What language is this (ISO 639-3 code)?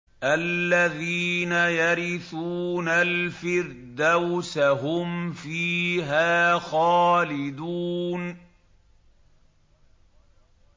ara